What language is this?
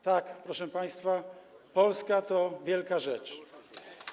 Polish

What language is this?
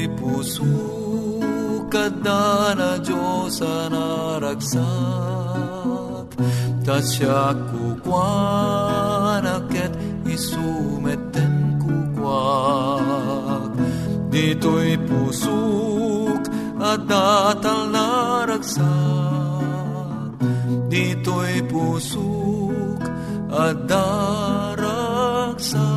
Filipino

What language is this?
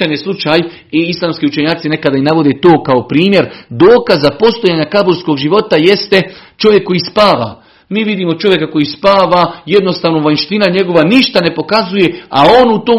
Croatian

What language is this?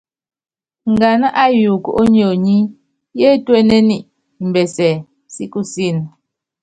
Yangben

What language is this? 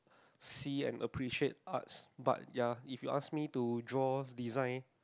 English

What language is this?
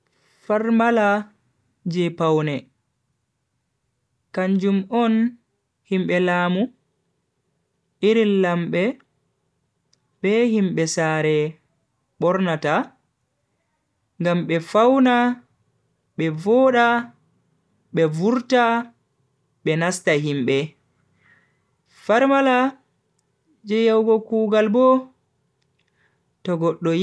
Bagirmi Fulfulde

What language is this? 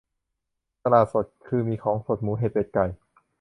Thai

